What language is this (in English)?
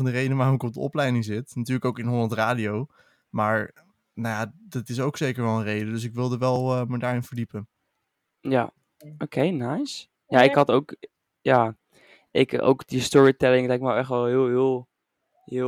Dutch